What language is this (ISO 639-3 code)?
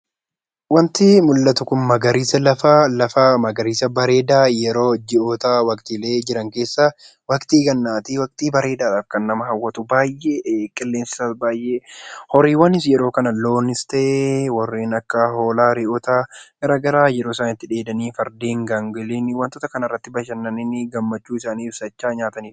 orm